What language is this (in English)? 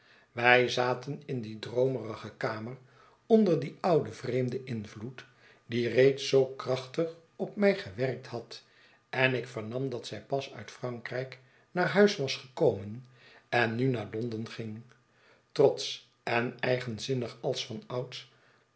Dutch